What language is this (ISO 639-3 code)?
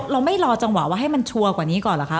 tha